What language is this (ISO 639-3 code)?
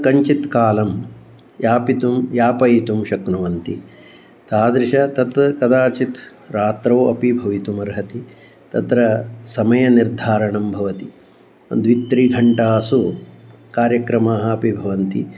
san